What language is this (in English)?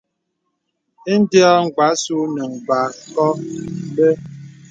Bebele